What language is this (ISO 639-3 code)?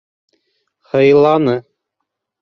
bak